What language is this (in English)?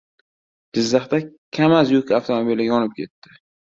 Uzbek